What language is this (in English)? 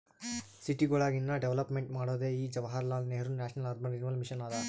Kannada